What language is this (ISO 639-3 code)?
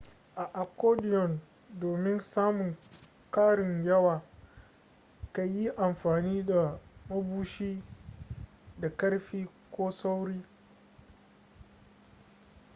hau